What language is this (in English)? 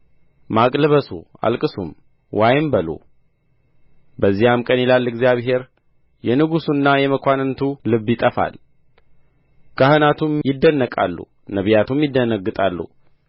Amharic